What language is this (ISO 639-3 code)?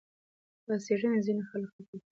pus